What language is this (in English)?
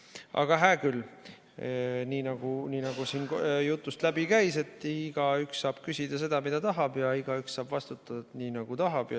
Estonian